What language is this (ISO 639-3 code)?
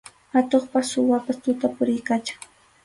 qxu